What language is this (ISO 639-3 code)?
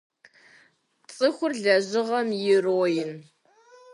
kbd